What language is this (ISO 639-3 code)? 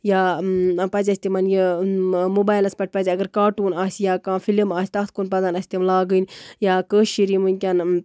kas